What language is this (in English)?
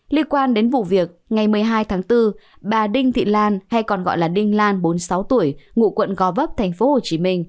Vietnamese